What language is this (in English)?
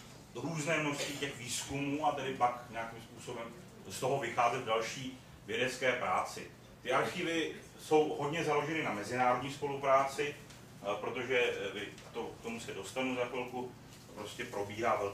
Czech